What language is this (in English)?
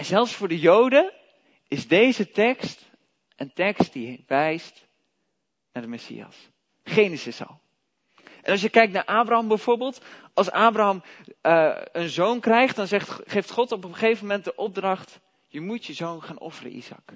Dutch